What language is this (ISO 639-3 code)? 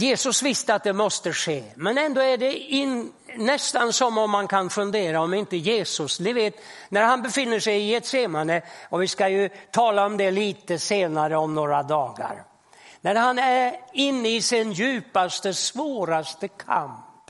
swe